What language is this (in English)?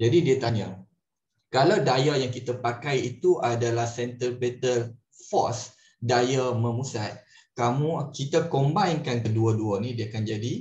Malay